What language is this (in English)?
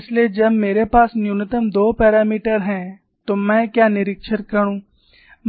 Hindi